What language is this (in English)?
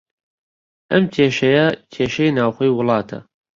Central Kurdish